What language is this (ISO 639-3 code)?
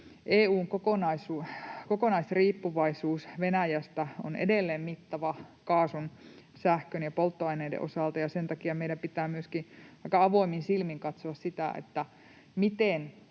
fin